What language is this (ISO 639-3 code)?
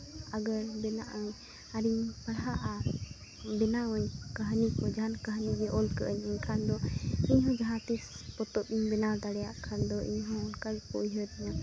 sat